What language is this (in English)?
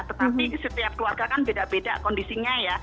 Indonesian